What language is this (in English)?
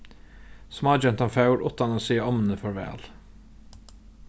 Faroese